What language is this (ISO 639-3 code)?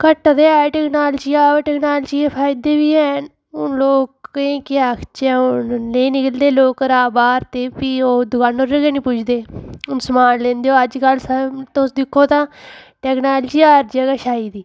doi